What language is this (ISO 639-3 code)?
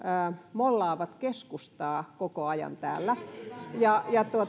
fin